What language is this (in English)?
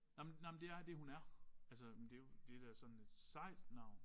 Danish